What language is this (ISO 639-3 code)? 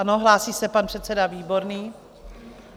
ces